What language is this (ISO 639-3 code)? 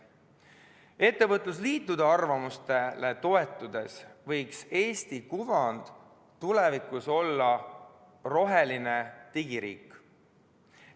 est